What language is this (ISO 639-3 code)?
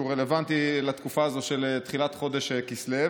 heb